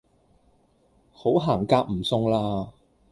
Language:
Cantonese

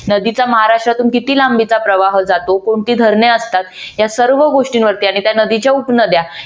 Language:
Marathi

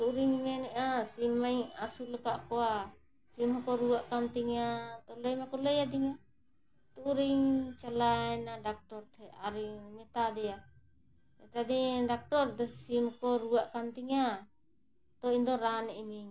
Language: Santali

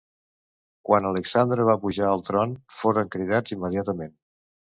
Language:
Catalan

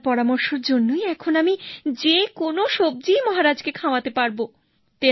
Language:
Bangla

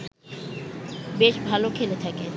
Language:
Bangla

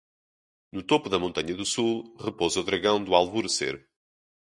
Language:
Portuguese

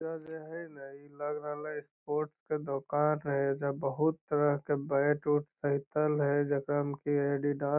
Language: Magahi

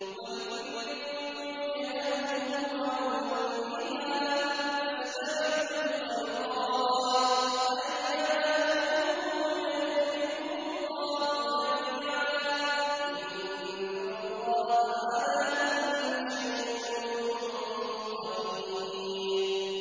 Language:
Arabic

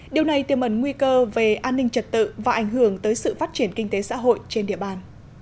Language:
Vietnamese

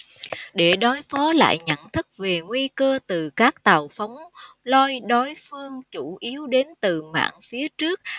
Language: Vietnamese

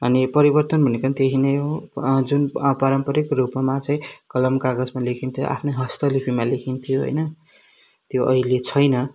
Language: Nepali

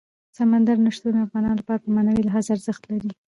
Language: Pashto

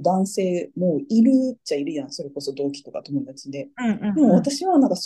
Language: Japanese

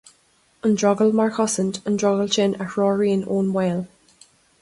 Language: Irish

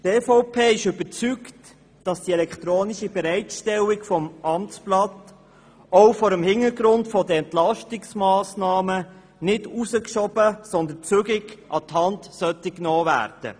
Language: Swiss German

